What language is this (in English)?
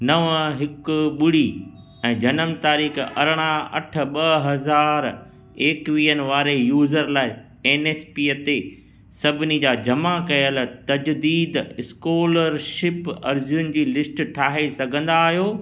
Sindhi